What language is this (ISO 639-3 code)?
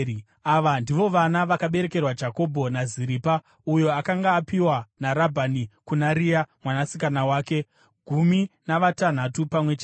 sna